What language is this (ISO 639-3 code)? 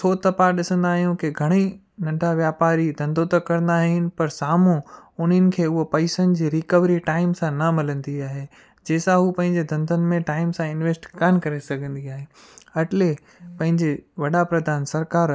snd